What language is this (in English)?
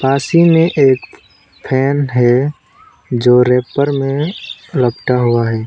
Hindi